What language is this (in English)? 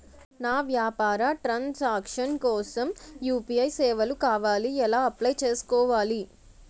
Telugu